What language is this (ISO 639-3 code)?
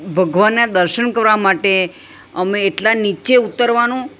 guj